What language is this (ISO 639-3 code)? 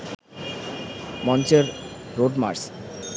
ben